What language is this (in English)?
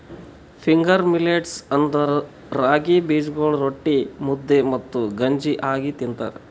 Kannada